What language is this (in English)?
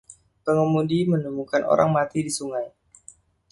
Indonesian